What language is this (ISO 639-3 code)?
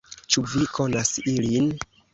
epo